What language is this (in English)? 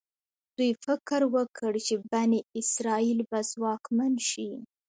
Pashto